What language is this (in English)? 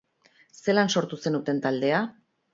Basque